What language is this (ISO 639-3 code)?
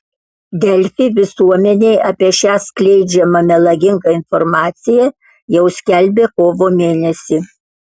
lit